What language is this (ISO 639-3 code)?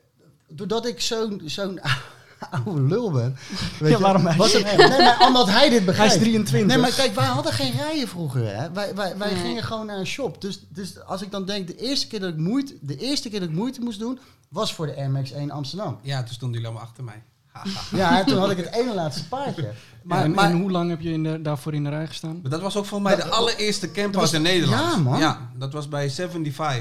nld